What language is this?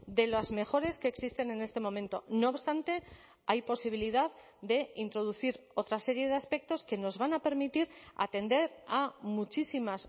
Spanish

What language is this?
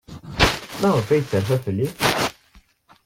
Kabyle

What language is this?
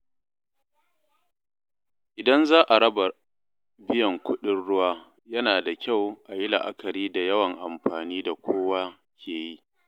Hausa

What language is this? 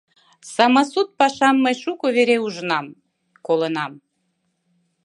Mari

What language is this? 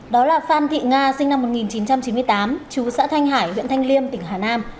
Vietnamese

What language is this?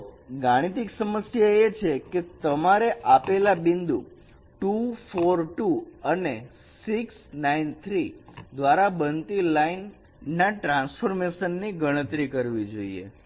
Gujarati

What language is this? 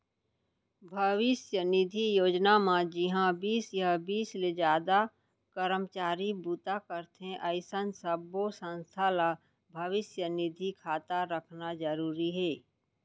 Chhattisgarhi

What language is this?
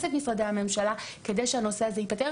Hebrew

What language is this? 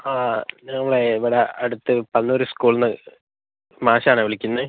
Malayalam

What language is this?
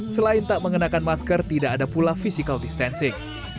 Indonesian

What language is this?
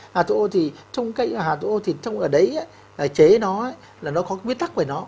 Vietnamese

